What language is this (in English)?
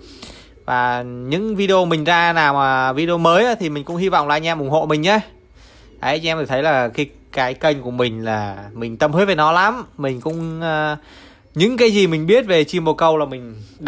Vietnamese